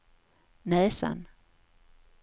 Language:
Swedish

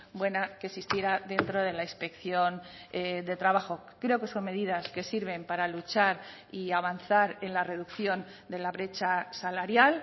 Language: Spanish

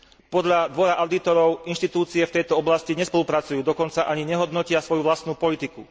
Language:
Slovak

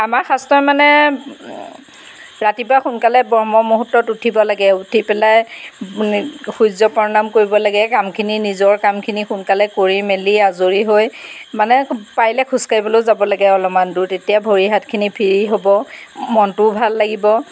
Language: Assamese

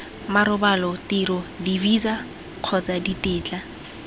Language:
Tswana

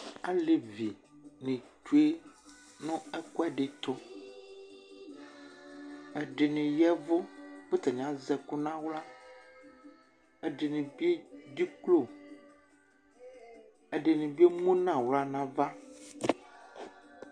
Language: Ikposo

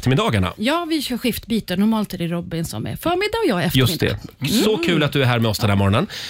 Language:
Swedish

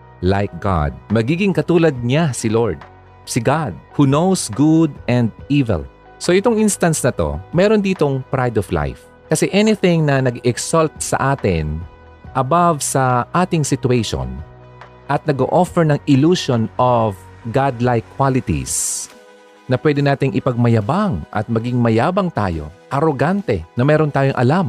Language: Filipino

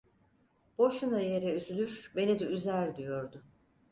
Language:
Turkish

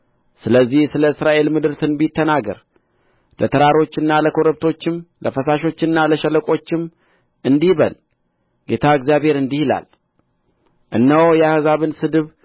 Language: Amharic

